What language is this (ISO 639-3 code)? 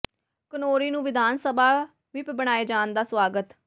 pan